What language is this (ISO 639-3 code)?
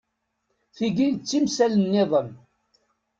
kab